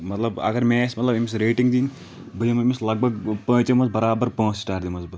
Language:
Kashmiri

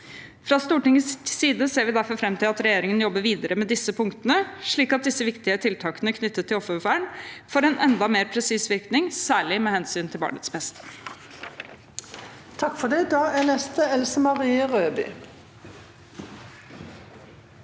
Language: Norwegian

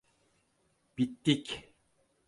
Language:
Turkish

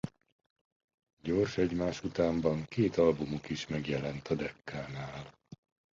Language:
Hungarian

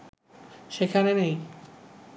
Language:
Bangla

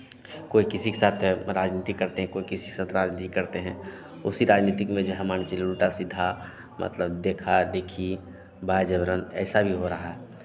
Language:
Hindi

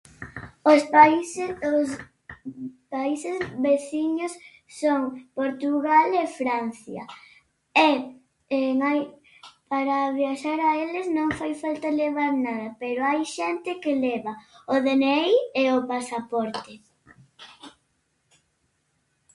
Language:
Galician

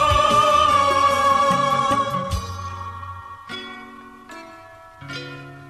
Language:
Urdu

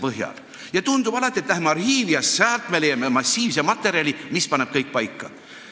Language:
Estonian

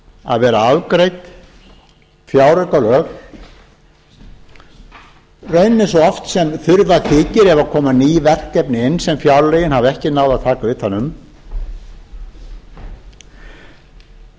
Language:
Icelandic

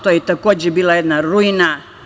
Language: Serbian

